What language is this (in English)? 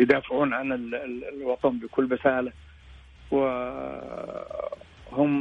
Arabic